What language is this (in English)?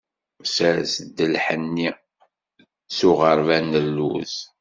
Kabyle